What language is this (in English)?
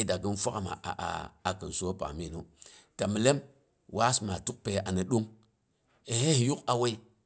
Boghom